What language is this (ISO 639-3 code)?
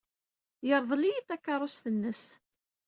kab